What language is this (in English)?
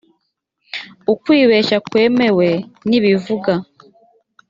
Kinyarwanda